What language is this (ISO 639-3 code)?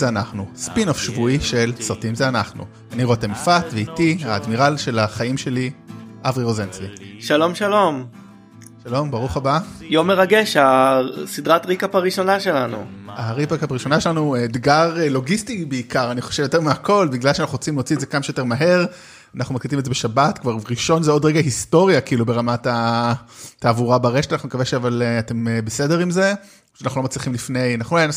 heb